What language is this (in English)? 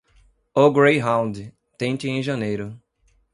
Portuguese